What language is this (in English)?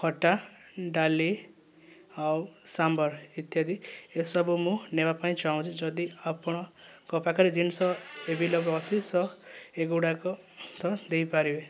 Odia